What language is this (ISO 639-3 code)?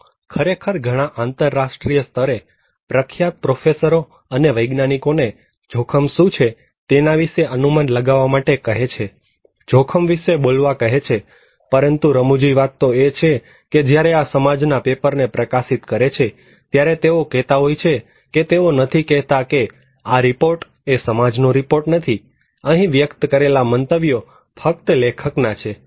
guj